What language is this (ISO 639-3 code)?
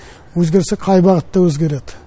kaz